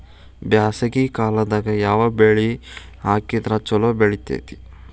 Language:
Kannada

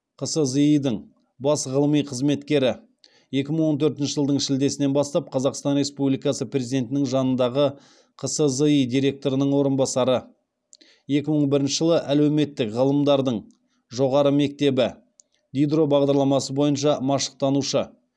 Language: Kazakh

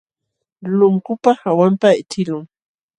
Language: Jauja Wanca Quechua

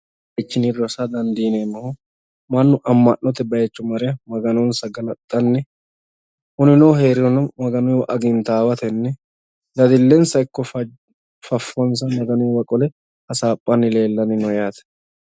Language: Sidamo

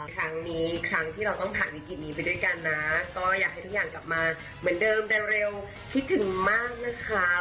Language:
Thai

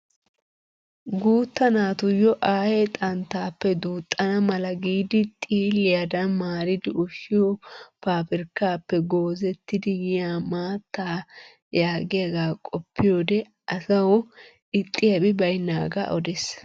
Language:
Wolaytta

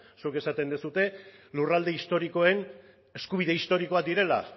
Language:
Basque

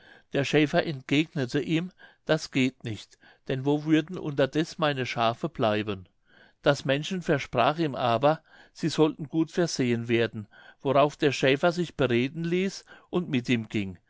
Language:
German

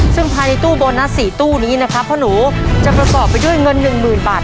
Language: Thai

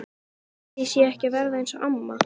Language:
Icelandic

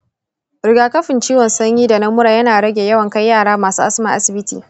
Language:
Hausa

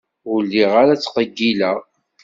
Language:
Kabyle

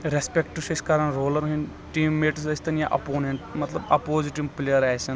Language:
Kashmiri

